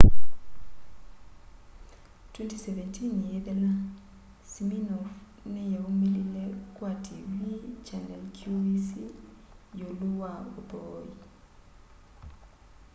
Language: Kamba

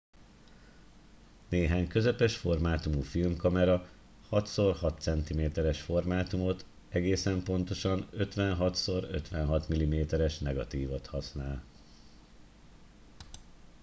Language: Hungarian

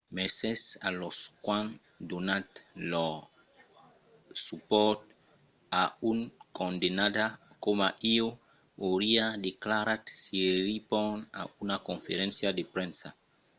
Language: Occitan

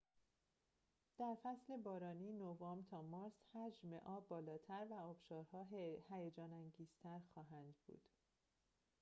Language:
Persian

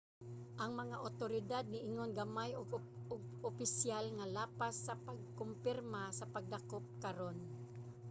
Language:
Cebuano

